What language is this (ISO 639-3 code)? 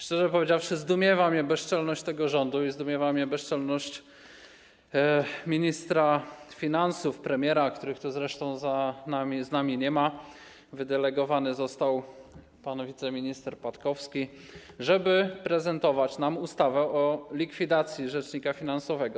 pol